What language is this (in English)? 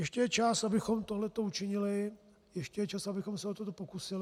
Czech